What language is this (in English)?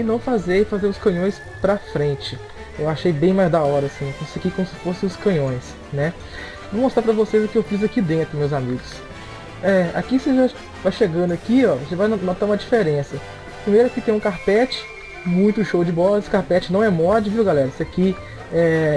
Portuguese